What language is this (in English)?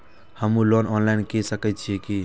Maithili